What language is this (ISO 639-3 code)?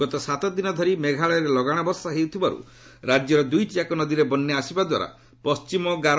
ori